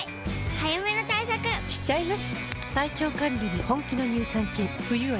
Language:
Japanese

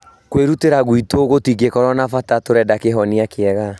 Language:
Kikuyu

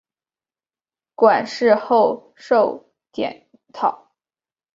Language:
Chinese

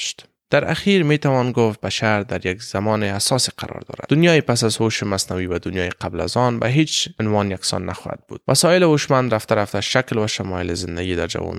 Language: Persian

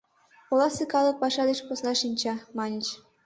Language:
Mari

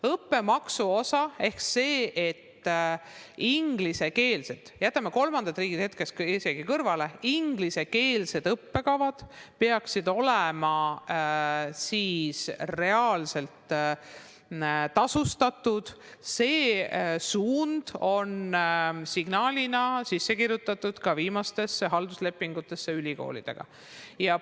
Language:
Estonian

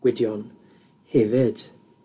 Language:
Welsh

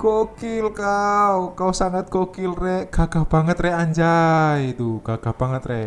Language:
Indonesian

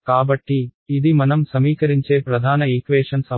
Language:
Telugu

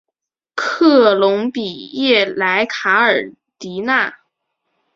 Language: Chinese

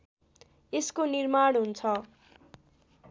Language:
Nepali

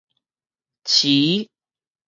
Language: Min Nan Chinese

